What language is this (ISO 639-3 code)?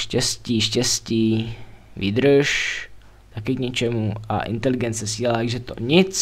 ces